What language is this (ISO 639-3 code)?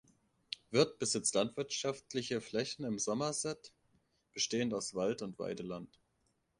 deu